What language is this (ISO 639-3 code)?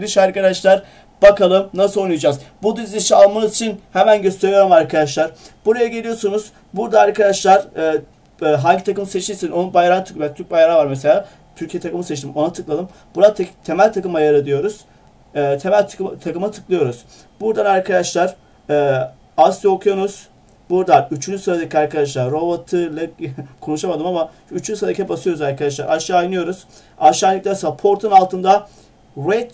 tur